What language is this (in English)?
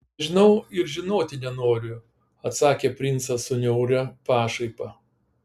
Lithuanian